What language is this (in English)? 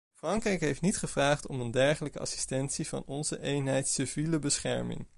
Dutch